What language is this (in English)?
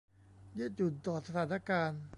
Thai